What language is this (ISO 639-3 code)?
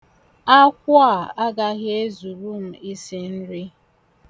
ibo